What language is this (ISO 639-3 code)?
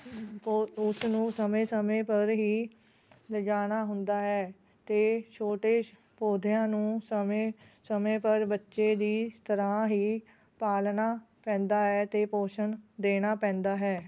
pan